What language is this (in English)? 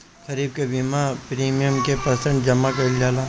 Bhojpuri